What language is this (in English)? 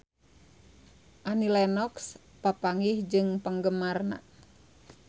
Sundanese